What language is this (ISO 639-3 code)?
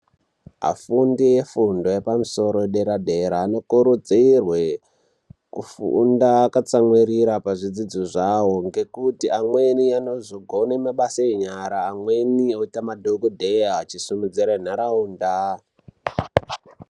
ndc